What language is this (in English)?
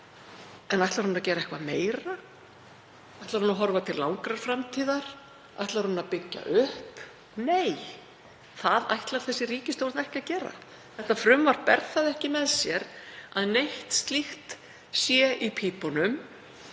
Icelandic